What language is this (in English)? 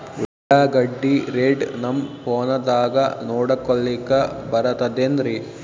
Kannada